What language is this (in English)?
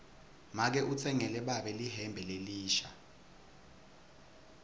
Swati